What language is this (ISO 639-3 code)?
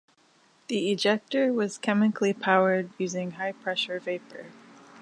eng